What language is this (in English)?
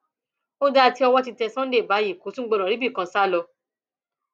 Yoruba